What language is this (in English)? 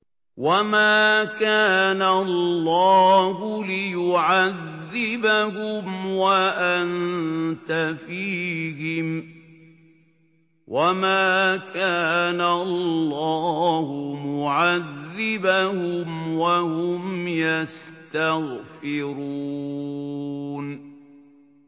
Arabic